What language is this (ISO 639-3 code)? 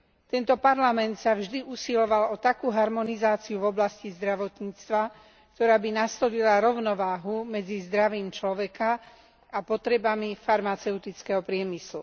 slk